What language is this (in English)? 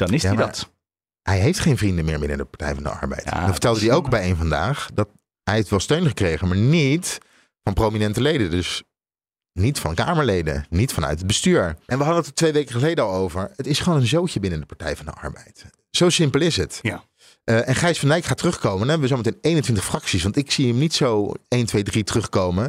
Dutch